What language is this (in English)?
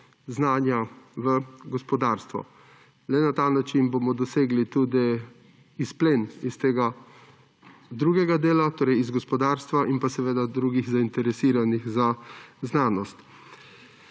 Slovenian